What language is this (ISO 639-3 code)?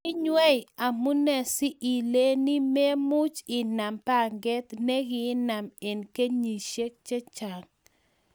kln